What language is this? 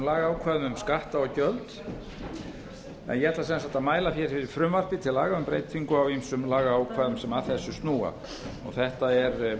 Icelandic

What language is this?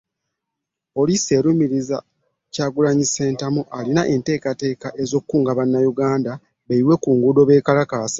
Ganda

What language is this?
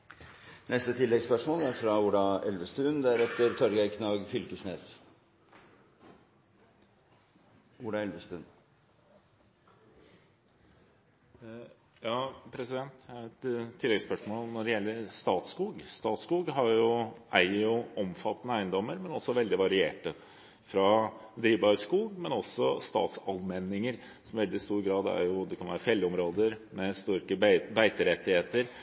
Norwegian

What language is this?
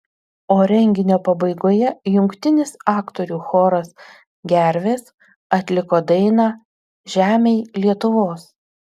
Lithuanian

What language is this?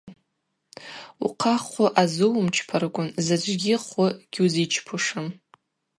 Abaza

